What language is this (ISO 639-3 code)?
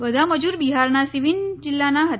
guj